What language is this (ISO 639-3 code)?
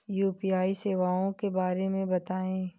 hin